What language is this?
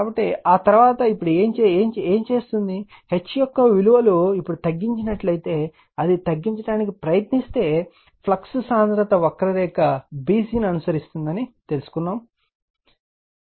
Telugu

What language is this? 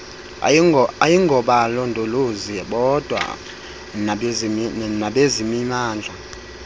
Xhosa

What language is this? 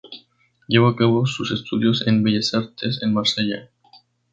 Spanish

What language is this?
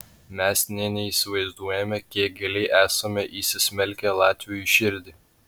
Lithuanian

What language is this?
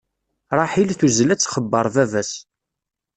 Kabyle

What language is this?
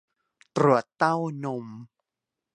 Thai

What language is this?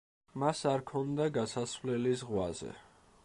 Georgian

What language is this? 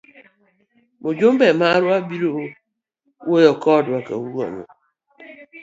Luo (Kenya and Tanzania)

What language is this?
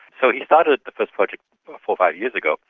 English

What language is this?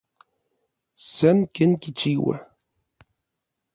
Orizaba Nahuatl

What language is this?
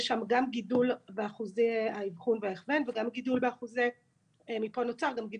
Hebrew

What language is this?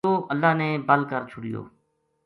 Gujari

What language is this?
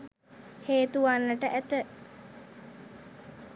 Sinhala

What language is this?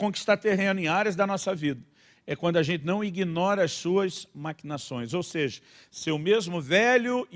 Portuguese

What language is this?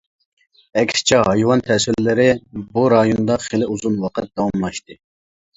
Uyghur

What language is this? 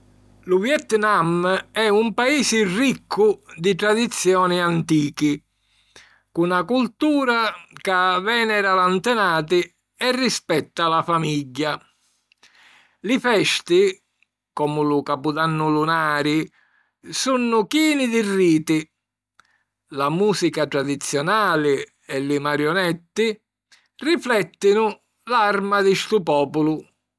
Sicilian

